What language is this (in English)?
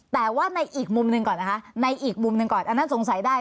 Thai